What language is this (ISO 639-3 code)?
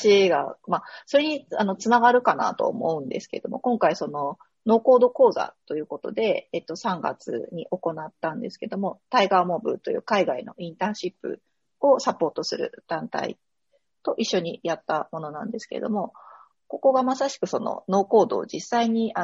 jpn